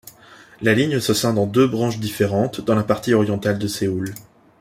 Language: French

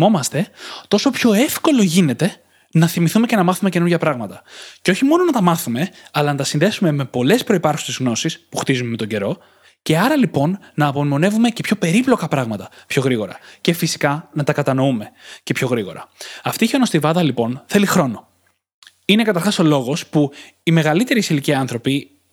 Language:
Greek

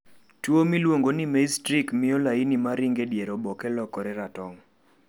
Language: Luo (Kenya and Tanzania)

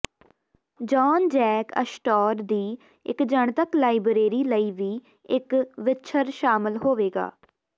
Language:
Punjabi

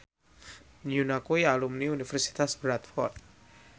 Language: Javanese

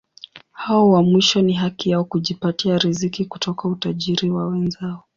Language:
Swahili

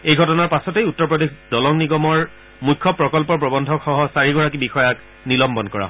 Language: Assamese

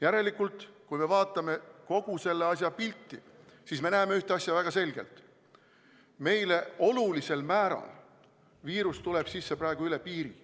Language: Estonian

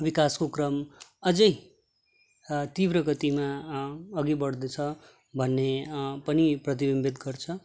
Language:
Nepali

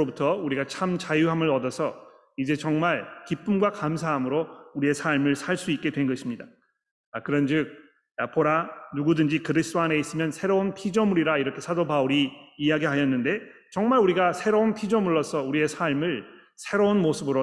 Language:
Korean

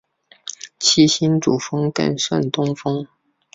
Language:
Chinese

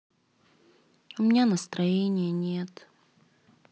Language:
Russian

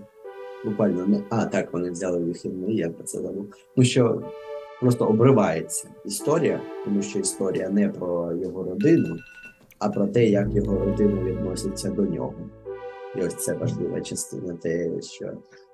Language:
Ukrainian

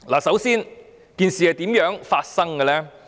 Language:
Cantonese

